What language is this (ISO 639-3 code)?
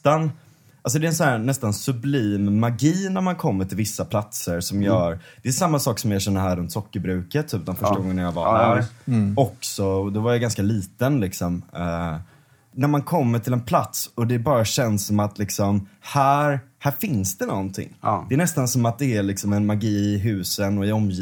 swe